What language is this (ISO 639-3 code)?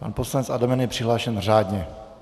ces